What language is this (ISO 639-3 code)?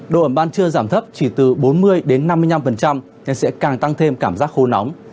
vie